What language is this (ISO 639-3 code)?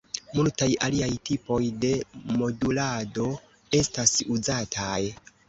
epo